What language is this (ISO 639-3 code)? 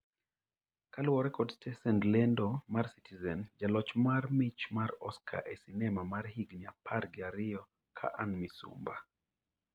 luo